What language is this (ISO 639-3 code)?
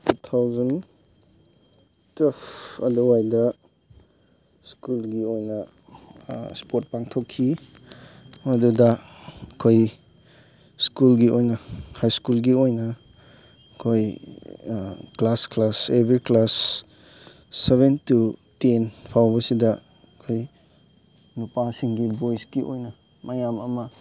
mni